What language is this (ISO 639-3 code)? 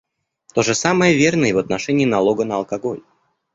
rus